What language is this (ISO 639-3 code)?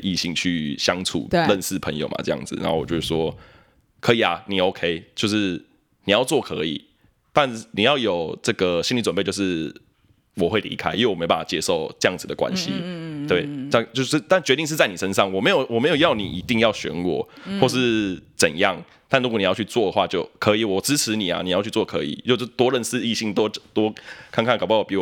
zho